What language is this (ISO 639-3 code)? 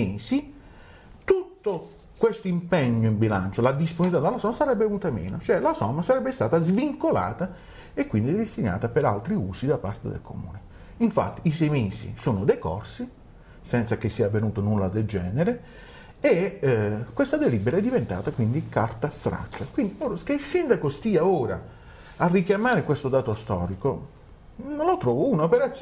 ita